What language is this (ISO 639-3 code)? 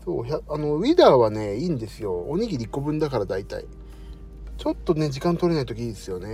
jpn